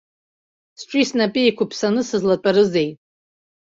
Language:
Abkhazian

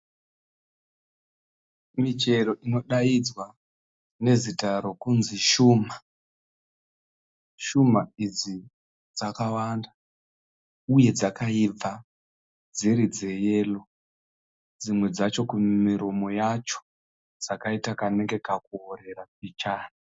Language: Shona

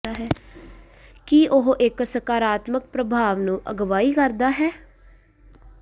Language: Punjabi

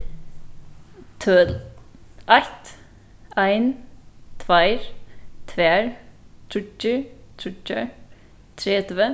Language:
Faroese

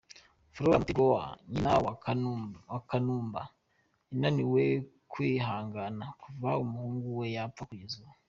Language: Kinyarwanda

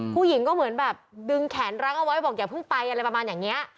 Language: Thai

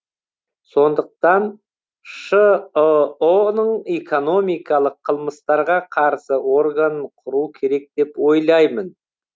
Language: Kazakh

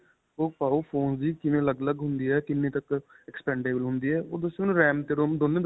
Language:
Punjabi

